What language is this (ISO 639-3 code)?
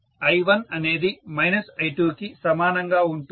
tel